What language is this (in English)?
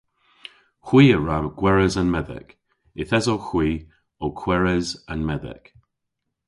Cornish